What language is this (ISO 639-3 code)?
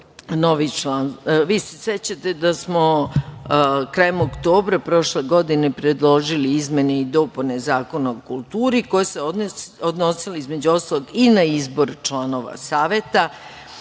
srp